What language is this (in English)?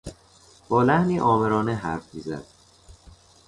Persian